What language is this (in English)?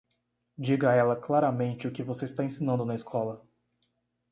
Portuguese